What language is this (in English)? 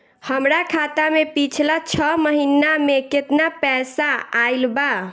Bhojpuri